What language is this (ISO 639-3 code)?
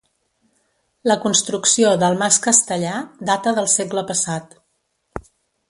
cat